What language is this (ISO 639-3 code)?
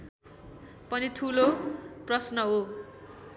nep